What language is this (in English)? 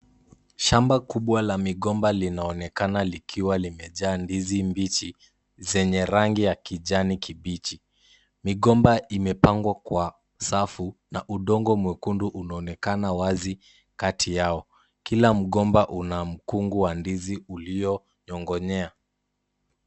Swahili